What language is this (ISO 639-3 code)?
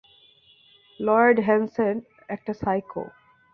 ben